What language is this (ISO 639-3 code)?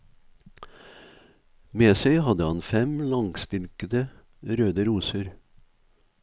nor